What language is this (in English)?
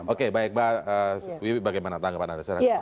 Indonesian